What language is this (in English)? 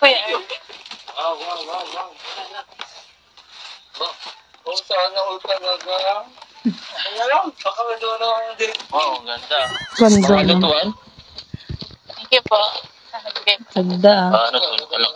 Filipino